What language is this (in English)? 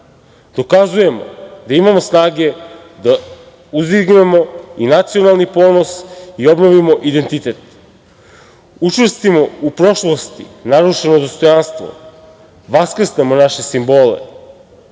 Serbian